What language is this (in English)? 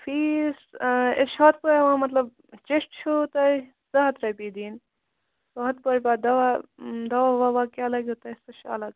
Kashmiri